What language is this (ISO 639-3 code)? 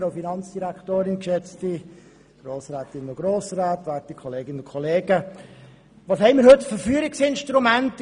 gsw